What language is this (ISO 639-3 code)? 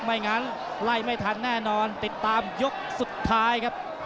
tha